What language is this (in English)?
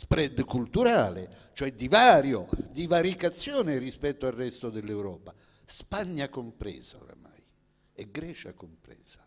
Italian